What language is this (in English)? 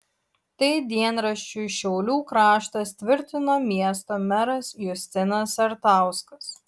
Lithuanian